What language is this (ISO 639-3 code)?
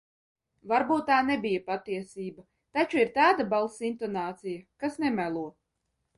lav